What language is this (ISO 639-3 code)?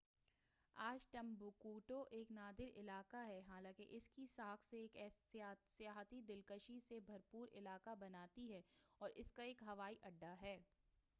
urd